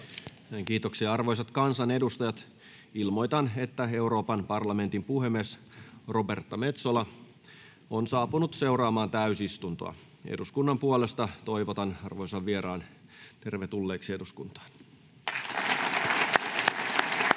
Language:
Finnish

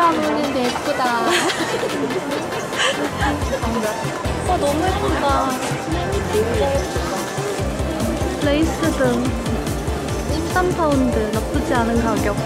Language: Korean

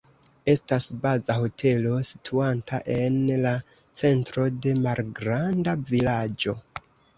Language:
Esperanto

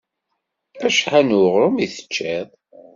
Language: Kabyle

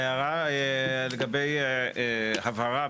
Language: Hebrew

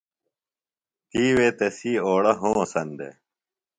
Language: Phalura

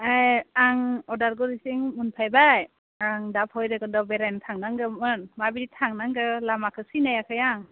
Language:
Bodo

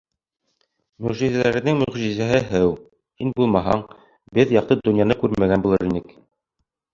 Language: Bashkir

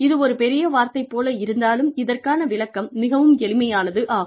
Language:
Tamil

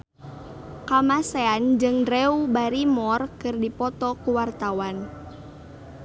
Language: Sundanese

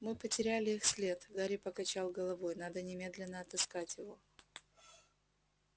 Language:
Russian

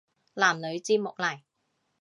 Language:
Cantonese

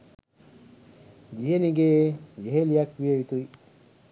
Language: Sinhala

